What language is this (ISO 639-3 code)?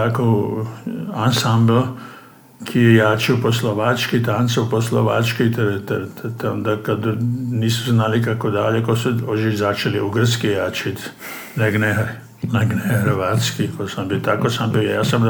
hrv